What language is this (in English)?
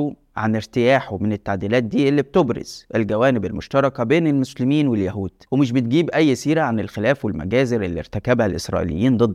Arabic